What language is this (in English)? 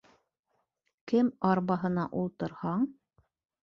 Bashkir